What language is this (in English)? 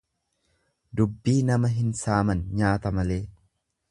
Oromo